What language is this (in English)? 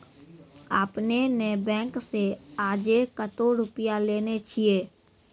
Maithili